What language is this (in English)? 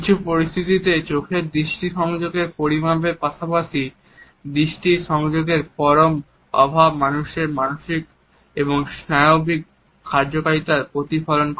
Bangla